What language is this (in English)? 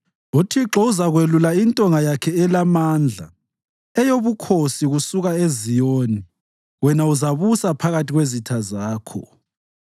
North Ndebele